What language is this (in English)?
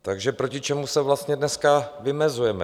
Czech